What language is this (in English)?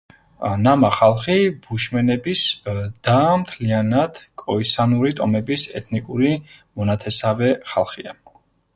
Georgian